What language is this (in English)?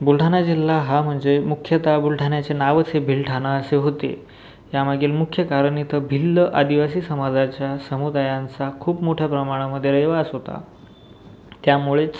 Marathi